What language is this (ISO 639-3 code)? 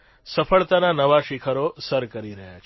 guj